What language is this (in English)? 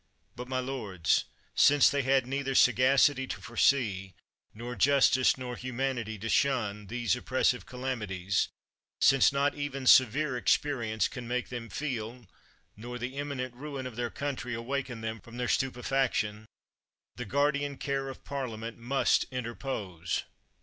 English